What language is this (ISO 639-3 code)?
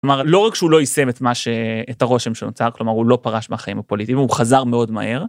heb